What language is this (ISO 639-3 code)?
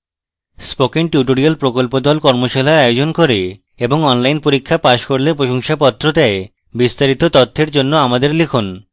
ben